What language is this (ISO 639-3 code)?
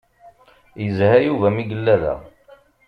kab